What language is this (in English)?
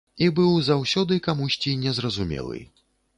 Belarusian